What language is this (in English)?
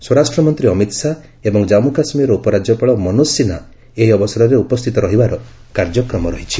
Odia